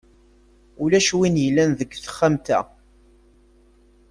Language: Kabyle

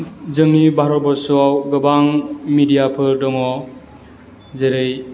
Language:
Bodo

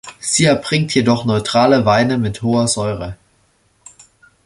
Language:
German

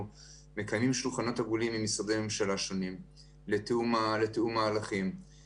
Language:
Hebrew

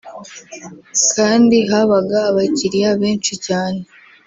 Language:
Kinyarwanda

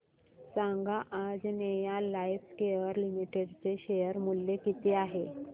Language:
Marathi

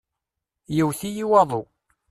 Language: Kabyle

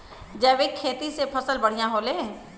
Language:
Bhojpuri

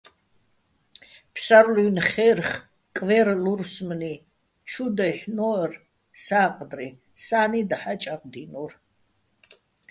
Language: Bats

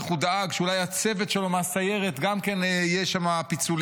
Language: Hebrew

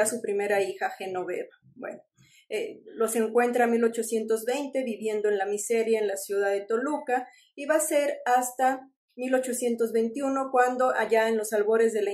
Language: Spanish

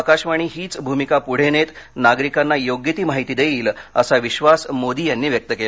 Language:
Marathi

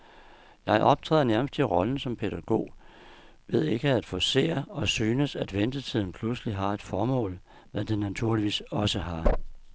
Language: Danish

